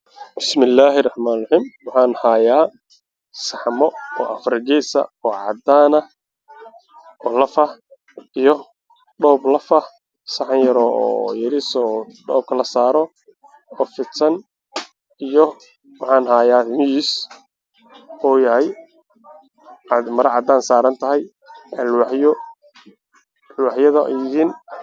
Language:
Somali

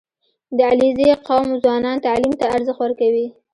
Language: Pashto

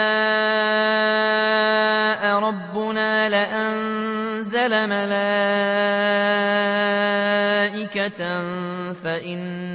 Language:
Arabic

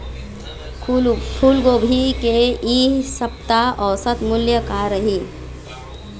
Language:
Chhattisgarhi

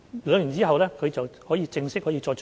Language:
Cantonese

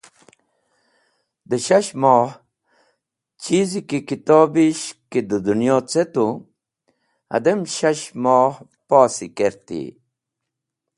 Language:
Wakhi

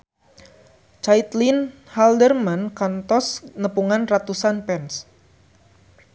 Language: Sundanese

